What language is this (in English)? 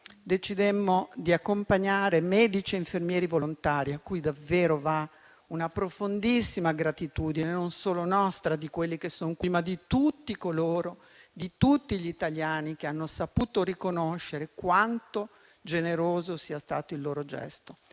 Italian